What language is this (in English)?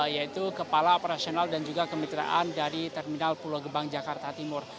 Indonesian